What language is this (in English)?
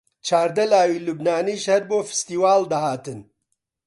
Central Kurdish